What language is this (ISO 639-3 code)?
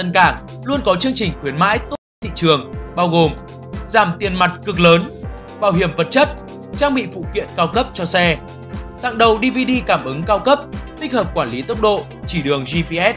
vie